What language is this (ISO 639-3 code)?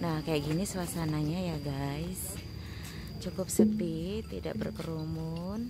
ind